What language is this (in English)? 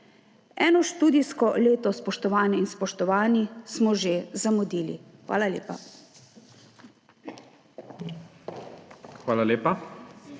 Slovenian